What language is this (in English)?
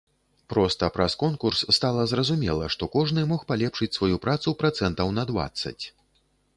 Belarusian